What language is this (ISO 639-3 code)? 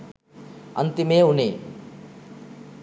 sin